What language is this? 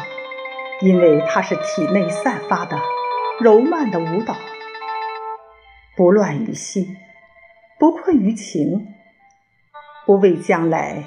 Chinese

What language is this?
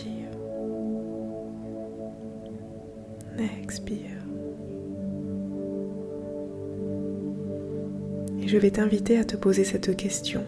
French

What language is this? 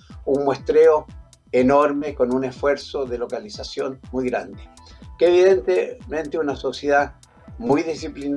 Spanish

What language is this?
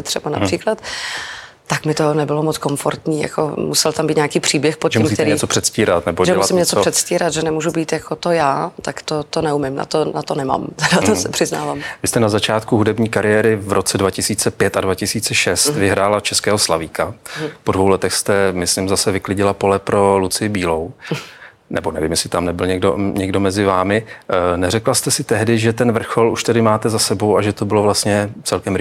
Czech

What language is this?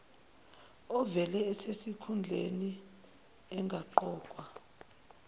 Zulu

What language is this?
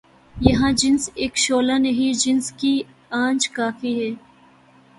Urdu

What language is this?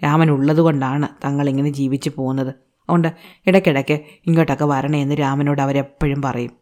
Malayalam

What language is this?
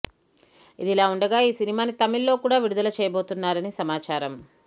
Telugu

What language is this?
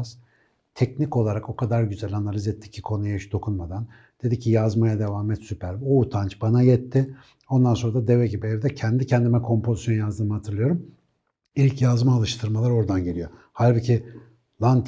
Turkish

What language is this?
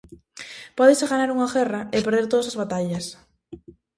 Galician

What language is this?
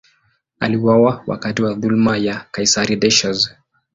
Swahili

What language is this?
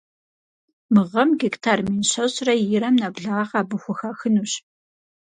Kabardian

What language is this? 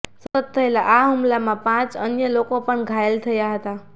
Gujarati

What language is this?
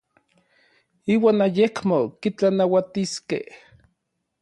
Orizaba Nahuatl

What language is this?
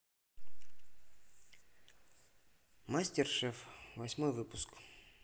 Russian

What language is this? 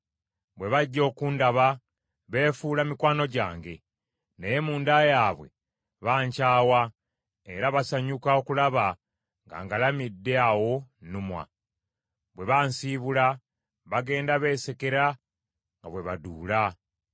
Ganda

